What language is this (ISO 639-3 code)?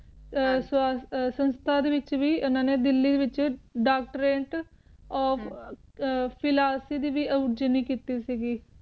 pan